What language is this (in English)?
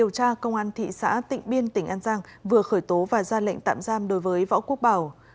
Vietnamese